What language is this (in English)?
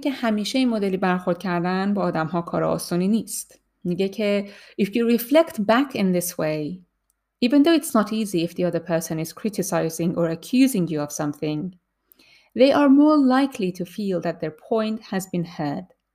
Persian